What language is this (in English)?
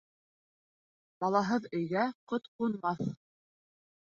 Bashkir